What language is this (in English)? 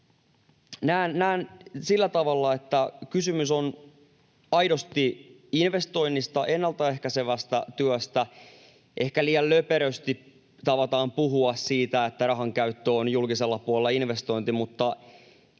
Finnish